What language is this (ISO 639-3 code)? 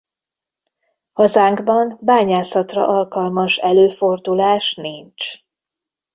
hun